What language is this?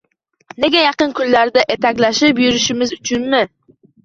Uzbek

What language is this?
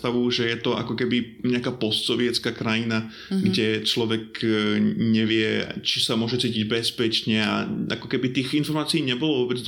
Slovak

